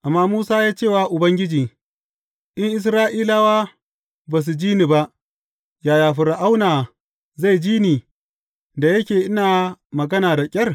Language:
Hausa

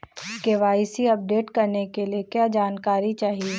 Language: Hindi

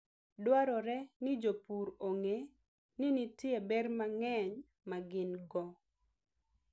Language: Luo (Kenya and Tanzania)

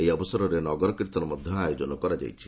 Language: Odia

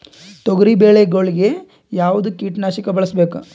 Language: Kannada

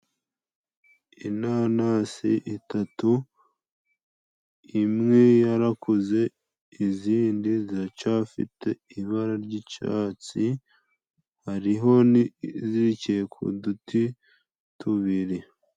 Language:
Kinyarwanda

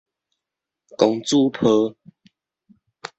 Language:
Min Nan Chinese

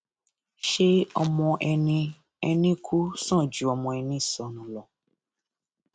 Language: Yoruba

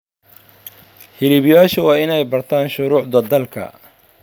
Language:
Somali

